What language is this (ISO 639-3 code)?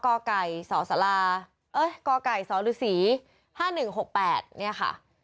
tha